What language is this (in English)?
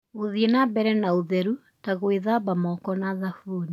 Kikuyu